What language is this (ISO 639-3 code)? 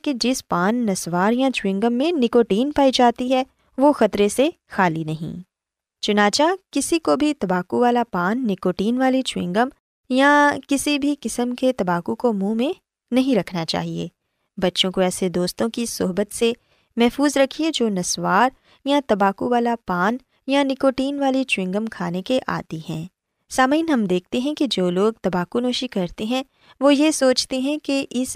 urd